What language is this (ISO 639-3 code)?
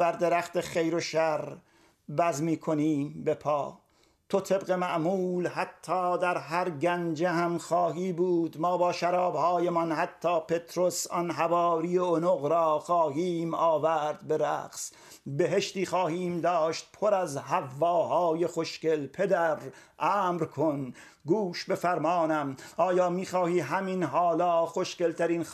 fas